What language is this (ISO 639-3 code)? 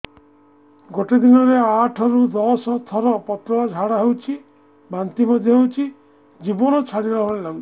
ori